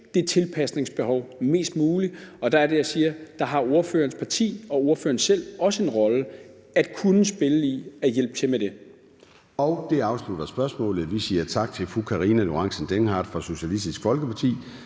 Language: Danish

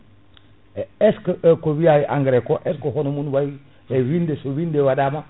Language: Fula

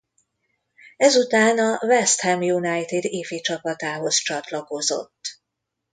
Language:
Hungarian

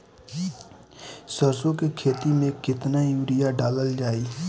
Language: Bhojpuri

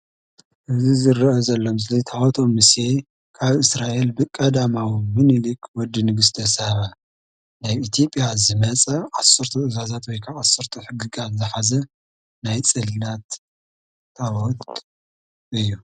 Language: Tigrinya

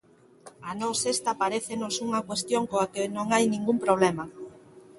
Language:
Galician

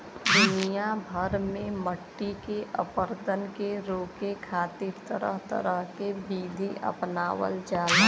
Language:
Bhojpuri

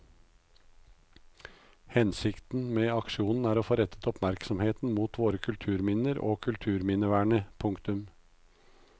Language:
Norwegian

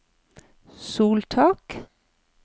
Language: Norwegian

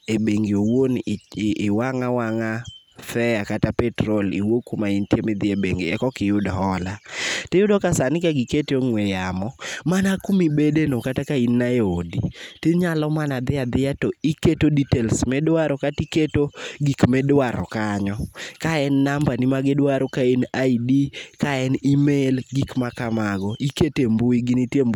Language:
Luo (Kenya and Tanzania)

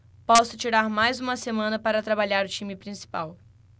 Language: Portuguese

